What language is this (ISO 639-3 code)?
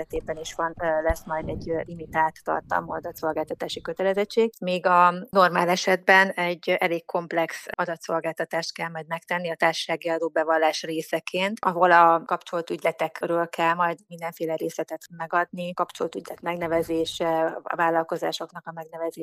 hun